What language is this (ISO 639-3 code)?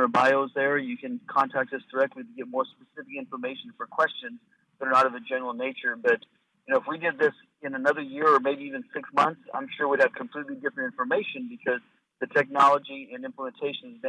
eng